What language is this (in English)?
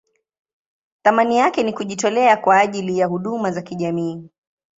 Swahili